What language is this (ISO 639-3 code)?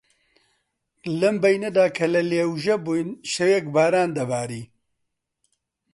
ckb